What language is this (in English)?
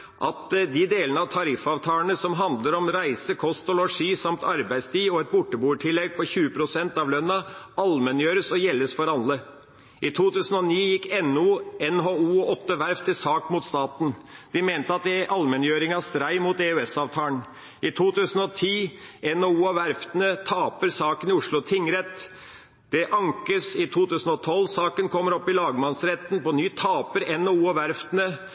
Norwegian Bokmål